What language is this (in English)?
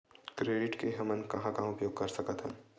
Chhattisgarhi